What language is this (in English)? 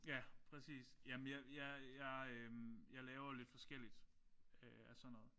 Danish